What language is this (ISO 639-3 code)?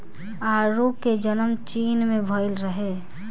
bho